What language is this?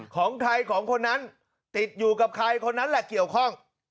Thai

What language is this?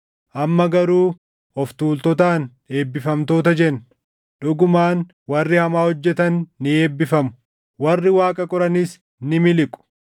Oromo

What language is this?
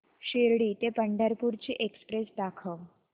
Marathi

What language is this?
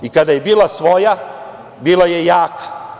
Serbian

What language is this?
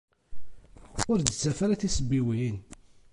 Kabyle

